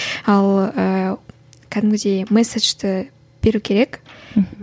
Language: Kazakh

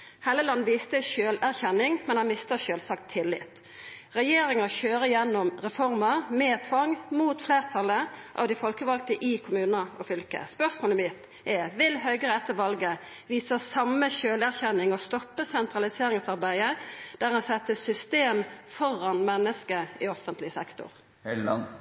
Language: Norwegian Nynorsk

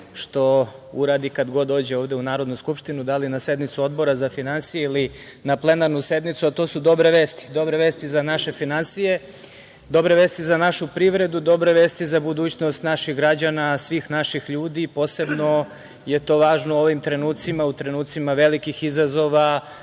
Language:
Serbian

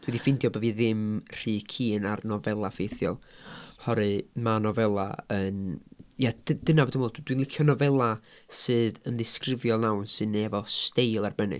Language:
Welsh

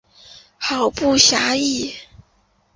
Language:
Chinese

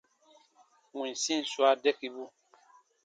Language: Baatonum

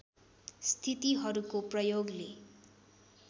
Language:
Nepali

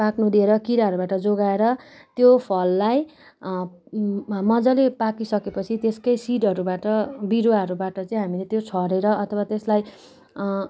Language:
Nepali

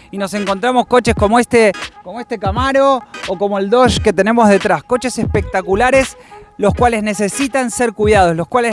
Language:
Spanish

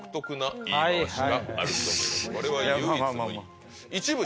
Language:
Japanese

